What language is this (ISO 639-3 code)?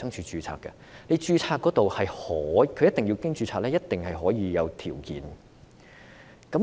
yue